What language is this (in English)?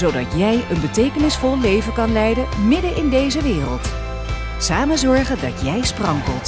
Dutch